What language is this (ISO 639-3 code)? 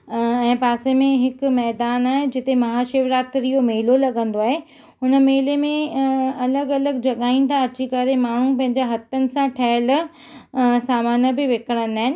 snd